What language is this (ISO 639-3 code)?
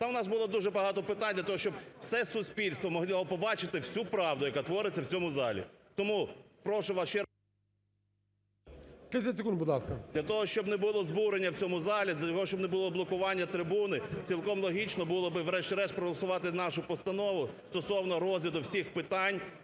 ukr